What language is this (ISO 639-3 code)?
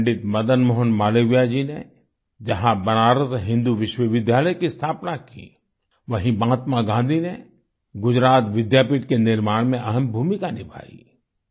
hin